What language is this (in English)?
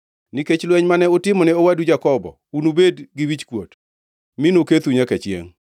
Luo (Kenya and Tanzania)